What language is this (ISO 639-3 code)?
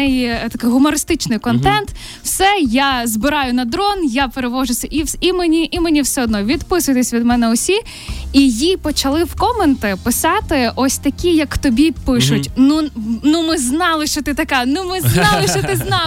ukr